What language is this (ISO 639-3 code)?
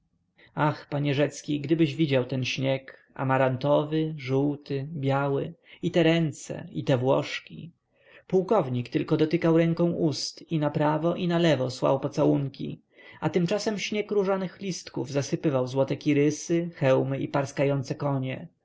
pol